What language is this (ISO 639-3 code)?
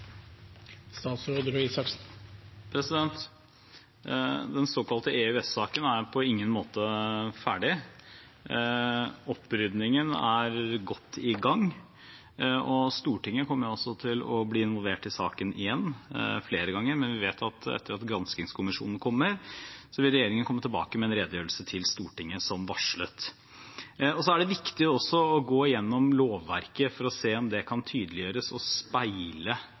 nob